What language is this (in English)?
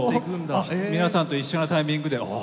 Japanese